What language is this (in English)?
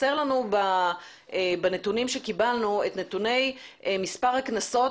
Hebrew